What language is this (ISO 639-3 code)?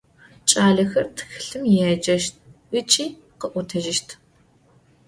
ady